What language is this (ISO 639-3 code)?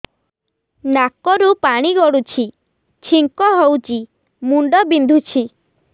ori